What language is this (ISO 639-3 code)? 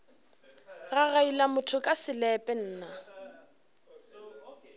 nso